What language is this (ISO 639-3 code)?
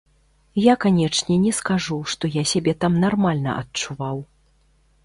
bel